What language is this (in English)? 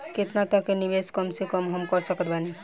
Bhojpuri